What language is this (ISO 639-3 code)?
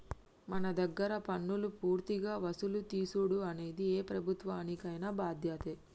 tel